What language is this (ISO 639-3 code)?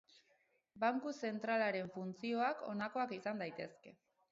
eus